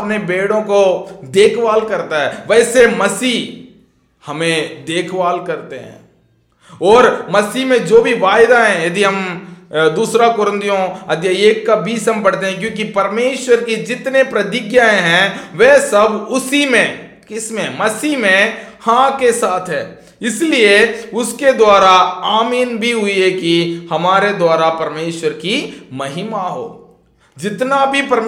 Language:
Hindi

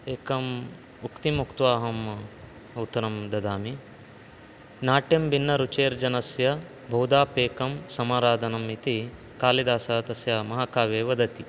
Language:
Sanskrit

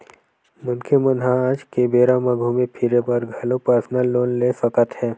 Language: Chhattisgarhi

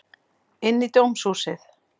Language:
Icelandic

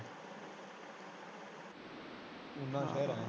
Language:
Punjabi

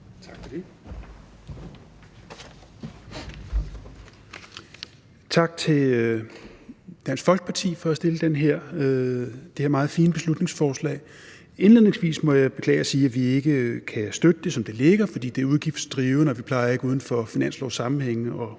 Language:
Danish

